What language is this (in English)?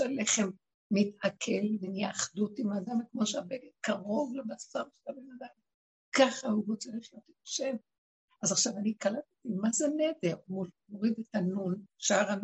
Hebrew